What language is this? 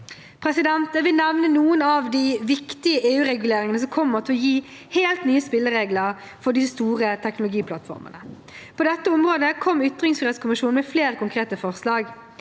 Norwegian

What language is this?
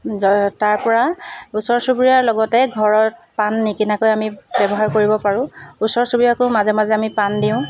Assamese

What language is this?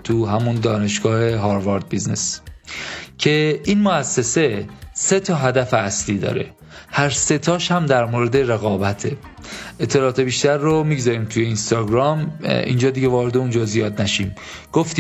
Persian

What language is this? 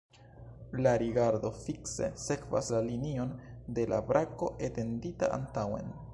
Esperanto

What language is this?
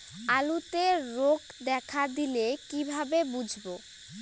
Bangla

